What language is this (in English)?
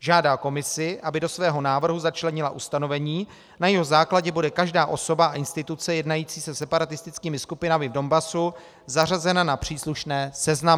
Czech